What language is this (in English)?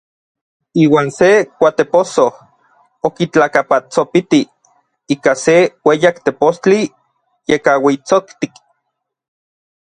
Orizaba Nahuatl